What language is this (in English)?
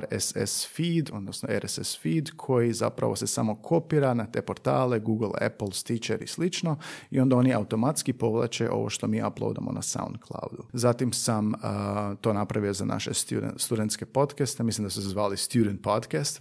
Croatian